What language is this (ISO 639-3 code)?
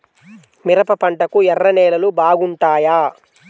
tel